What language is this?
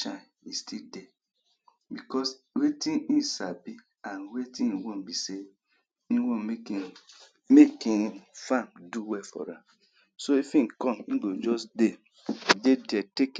Nigerian Pidgin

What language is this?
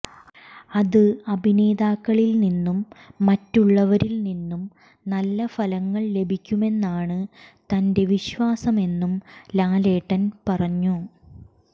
Malayalam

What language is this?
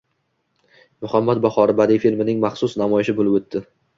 Uzbek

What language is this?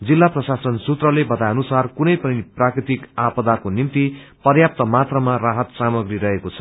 Nepali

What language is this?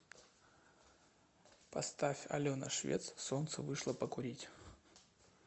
Russian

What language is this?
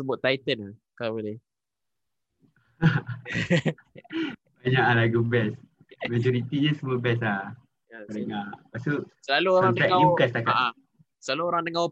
Malay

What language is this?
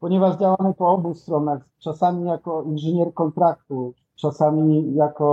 Polish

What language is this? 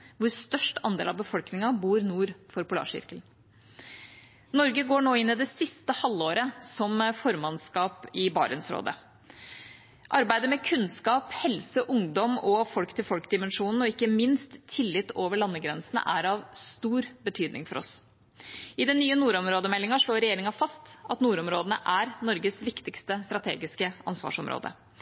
Norwegian Bokmål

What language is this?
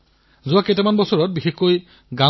Assamese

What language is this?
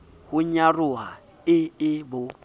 Southern Sotho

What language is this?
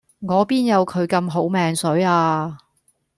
Cantonese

